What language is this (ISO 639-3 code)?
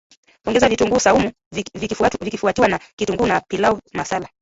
swa